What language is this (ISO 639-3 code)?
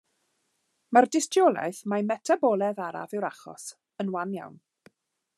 cym